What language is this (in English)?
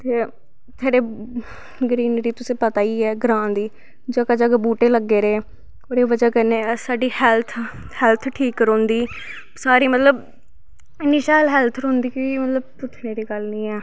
Dogri